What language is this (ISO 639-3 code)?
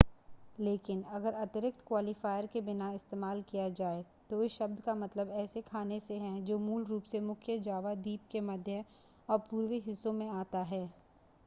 hin